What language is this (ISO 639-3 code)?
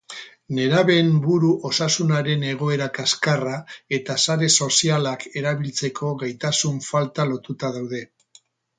eus